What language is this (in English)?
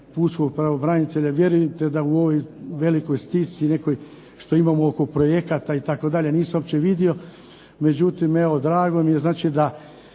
Croatian